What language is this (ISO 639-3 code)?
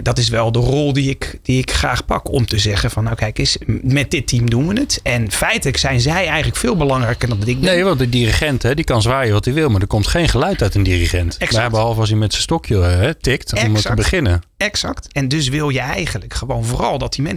nld